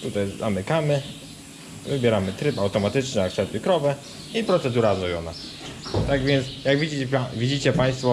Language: Polish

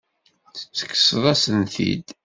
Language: Kabyle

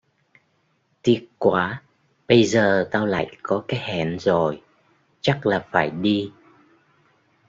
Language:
Vietnamese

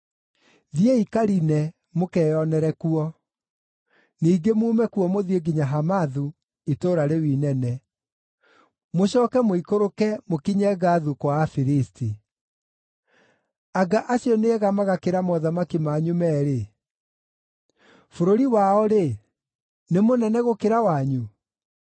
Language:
Kikuyu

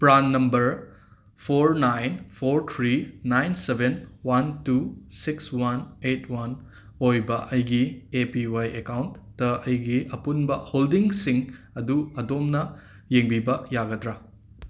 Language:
Manipuri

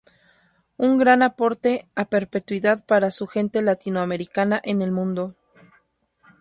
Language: Spanish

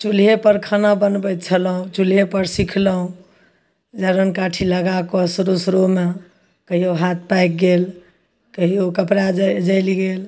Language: Maithili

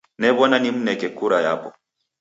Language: Taita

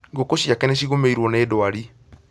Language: Kikuyu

